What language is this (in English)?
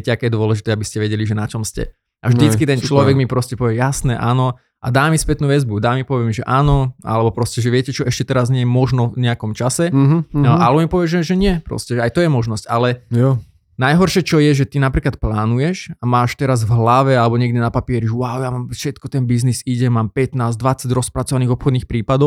Slovak